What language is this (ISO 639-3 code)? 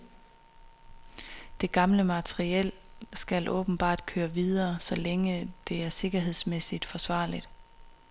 dan